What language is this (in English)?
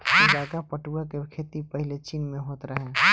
Bhojpuri